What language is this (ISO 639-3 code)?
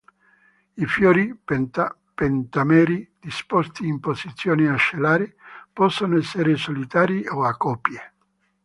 ita